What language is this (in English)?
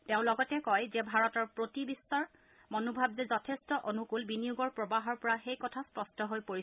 Assamese